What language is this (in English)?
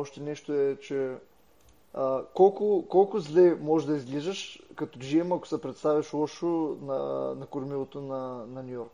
Bulgarian